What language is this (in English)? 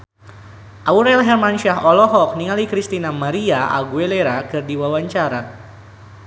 Sundanese